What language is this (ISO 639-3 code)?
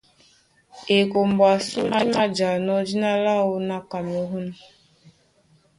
dua